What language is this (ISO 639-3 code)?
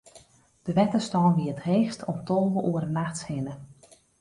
fry